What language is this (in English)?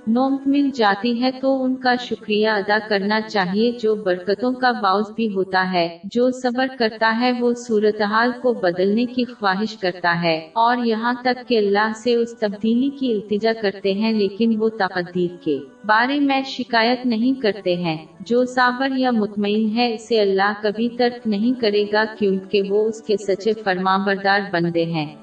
Urdu